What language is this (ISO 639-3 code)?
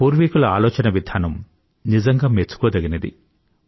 tel